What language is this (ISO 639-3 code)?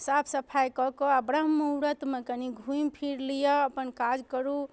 mai